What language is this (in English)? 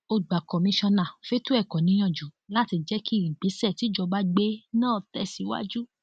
Yoruba